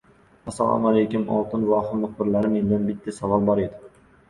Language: Uzbek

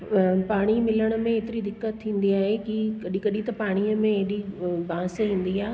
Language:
Sindhi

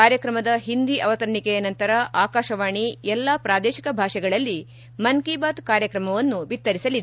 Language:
Kannada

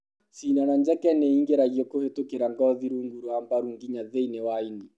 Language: Kikuyu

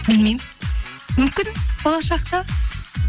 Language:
Kazakh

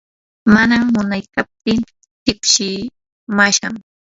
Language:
Yanahuanca Pasco Quechua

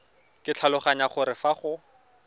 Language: Tswana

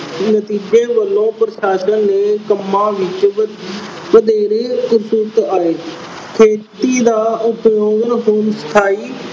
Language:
Punjabi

